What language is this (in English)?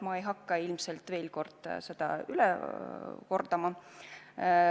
Estonian